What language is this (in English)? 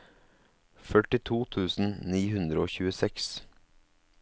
Norwegian